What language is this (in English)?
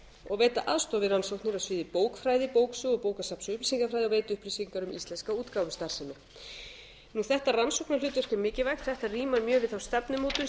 Icelandic